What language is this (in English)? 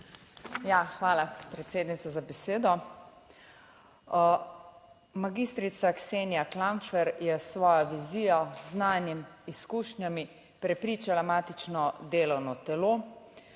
Slovenian